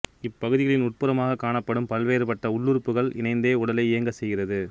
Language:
Tamil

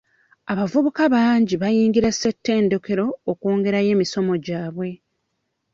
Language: Ganda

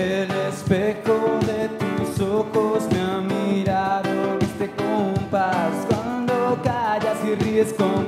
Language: Spanish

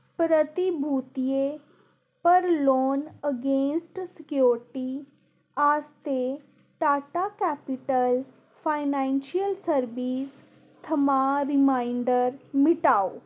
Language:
Dogri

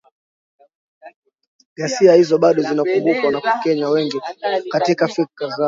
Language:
Swahili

